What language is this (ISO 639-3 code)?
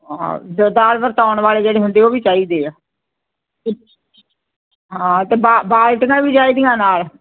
pan